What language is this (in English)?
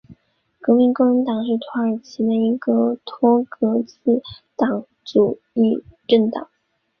Chinese